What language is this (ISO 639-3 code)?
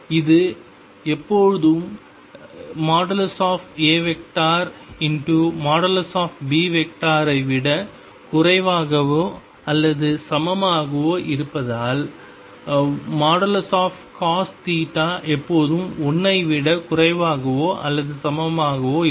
tam